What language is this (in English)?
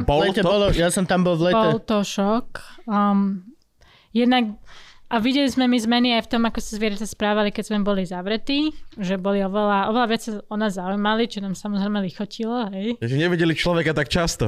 Slovak